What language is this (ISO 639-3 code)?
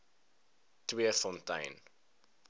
afr